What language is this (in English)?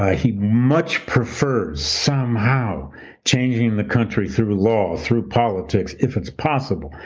English